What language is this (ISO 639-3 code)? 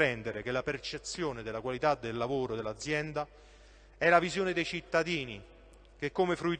ita